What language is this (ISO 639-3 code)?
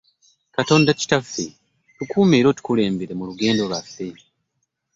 lug